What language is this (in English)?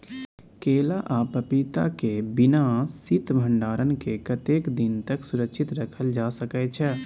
Maithili